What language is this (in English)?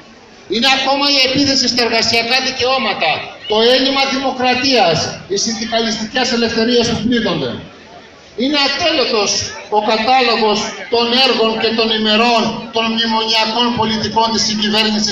Greek